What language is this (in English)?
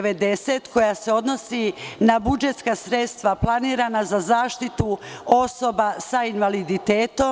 Serbian